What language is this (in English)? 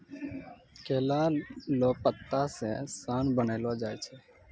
Maithili